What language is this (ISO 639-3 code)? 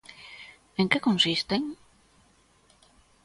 glg